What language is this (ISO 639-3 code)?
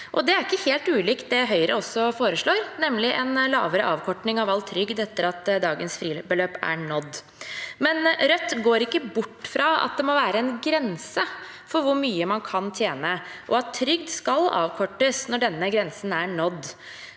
nor